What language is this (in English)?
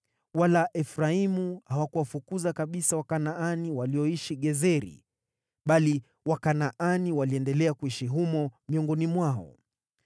Swahili